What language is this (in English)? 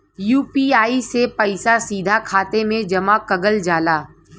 Bhojpuri